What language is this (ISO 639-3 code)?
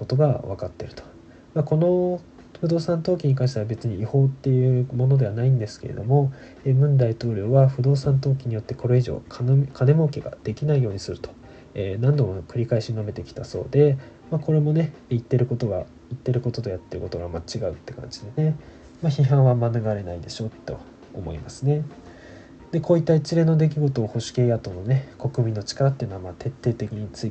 jpn